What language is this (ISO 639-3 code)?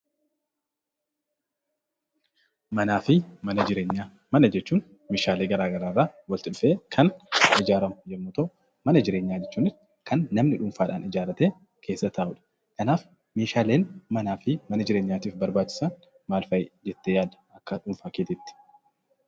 orm